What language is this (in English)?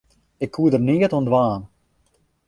Western Frisian